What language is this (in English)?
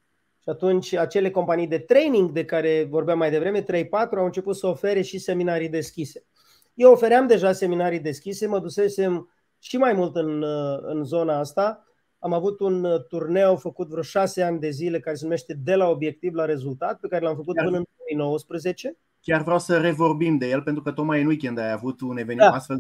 Romanian